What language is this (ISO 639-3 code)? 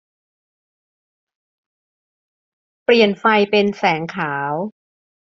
tha